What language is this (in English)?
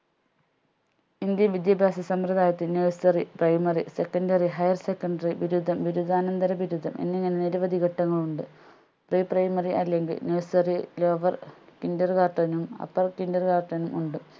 Malayalam